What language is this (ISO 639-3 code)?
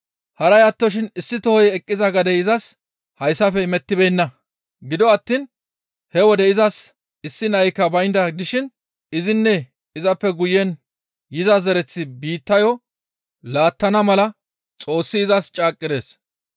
gmv